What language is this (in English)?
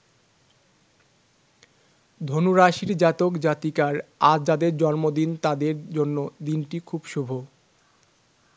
Bangla